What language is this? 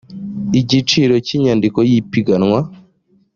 Kinyarwanda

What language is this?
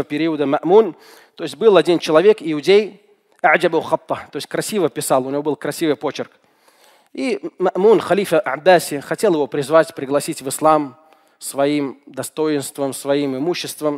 Russian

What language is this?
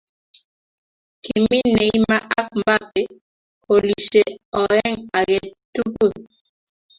Kalenjin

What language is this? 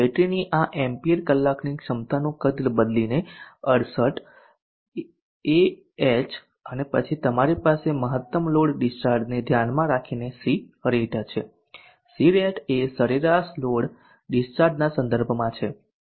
Gujarati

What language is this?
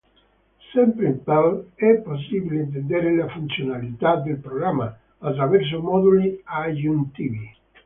Italian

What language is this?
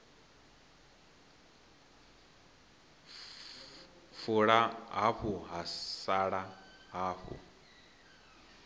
Venda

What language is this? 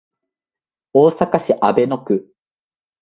Japanese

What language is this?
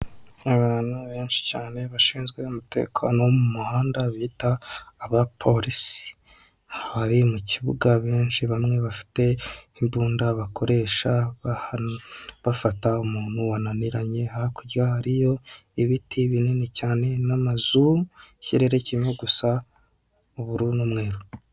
Kinyarwanda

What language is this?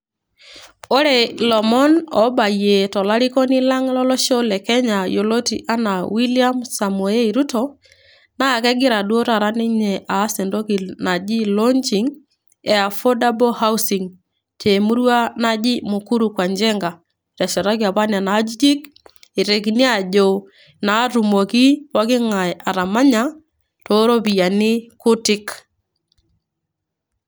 Masai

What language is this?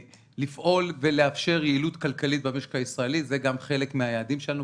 Hebrew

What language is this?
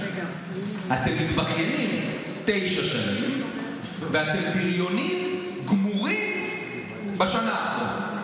Hebrew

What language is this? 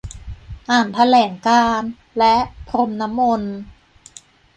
Thai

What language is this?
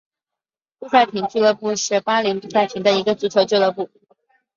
Chinese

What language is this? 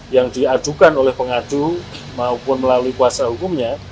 Indonesian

